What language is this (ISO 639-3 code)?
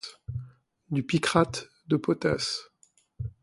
fra